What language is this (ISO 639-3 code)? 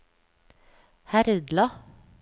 nor